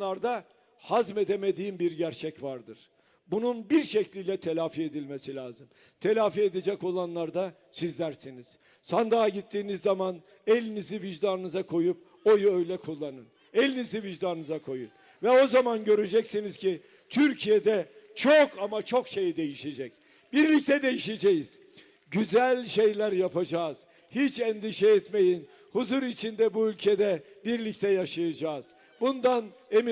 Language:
Turkish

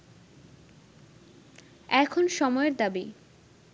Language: Bangla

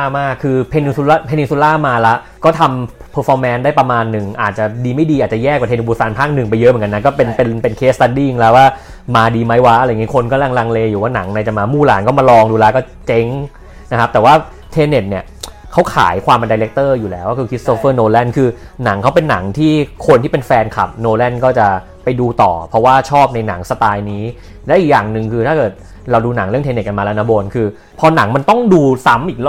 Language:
Thai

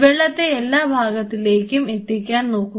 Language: Malayalam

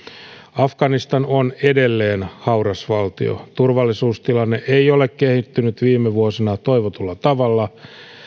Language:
Finnish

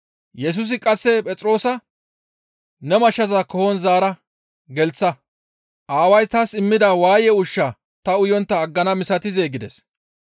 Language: Gamo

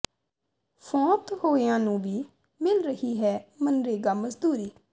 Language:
Punjabi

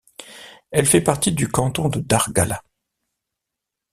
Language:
French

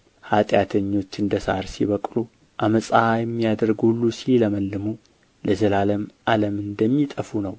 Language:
Amharic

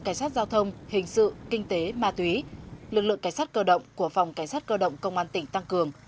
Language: Vietnamese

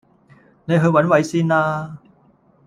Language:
Cantonese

